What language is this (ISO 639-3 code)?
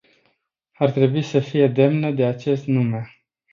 ron